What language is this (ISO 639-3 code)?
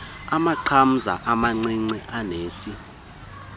xho